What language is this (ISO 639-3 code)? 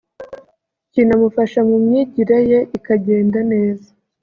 kin